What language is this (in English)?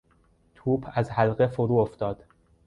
Persian